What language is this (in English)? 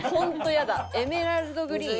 Japanese